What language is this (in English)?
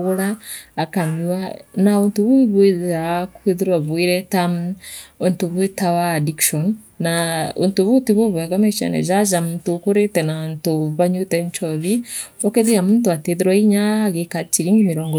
Meru